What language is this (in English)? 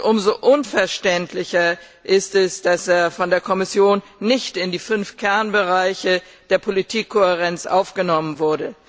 German